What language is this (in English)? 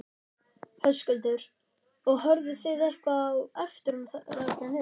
Icelandic